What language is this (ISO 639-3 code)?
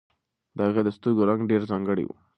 pus